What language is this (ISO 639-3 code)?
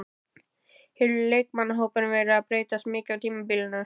isl